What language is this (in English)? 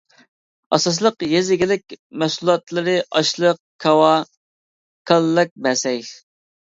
Uyghur